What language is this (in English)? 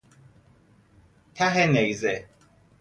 Persian